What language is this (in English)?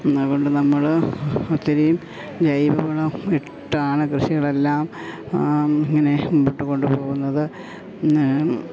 Malayalam